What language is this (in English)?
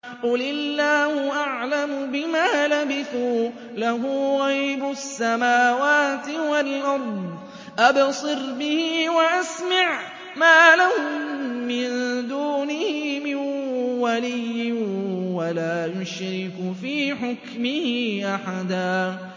Arabic